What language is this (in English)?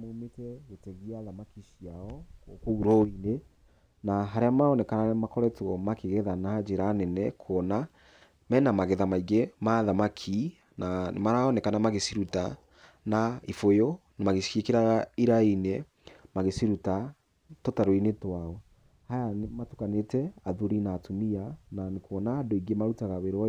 Kikuyu